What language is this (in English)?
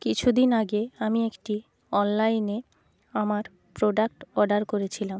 Bangla